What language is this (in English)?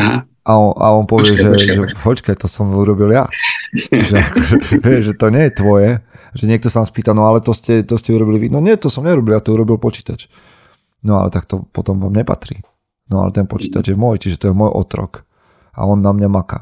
Slovak